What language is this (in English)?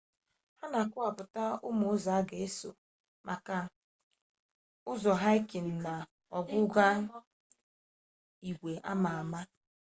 Igbo